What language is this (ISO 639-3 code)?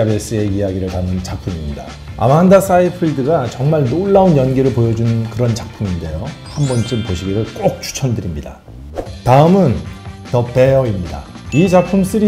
kor